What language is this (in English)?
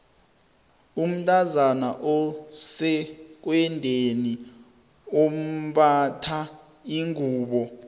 South Ndebele